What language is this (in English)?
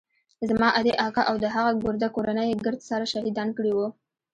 Pashto